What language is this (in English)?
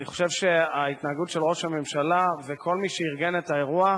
Hebrew